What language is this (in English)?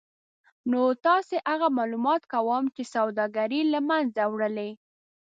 Pashto